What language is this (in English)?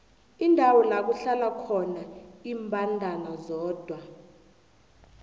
South Ndebele